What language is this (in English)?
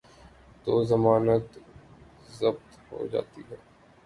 Urdu